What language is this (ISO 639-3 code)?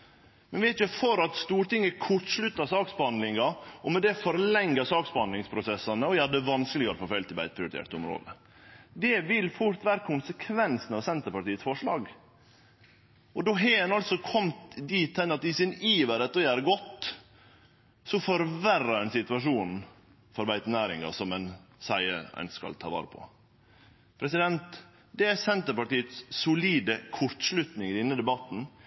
nno